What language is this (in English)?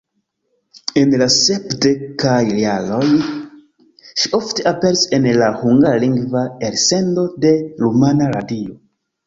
Esperanto